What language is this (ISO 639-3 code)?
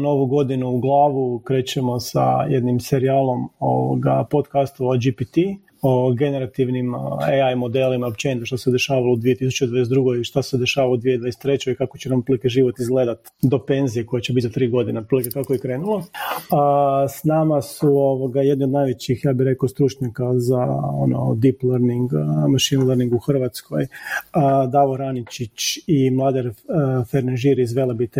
hrv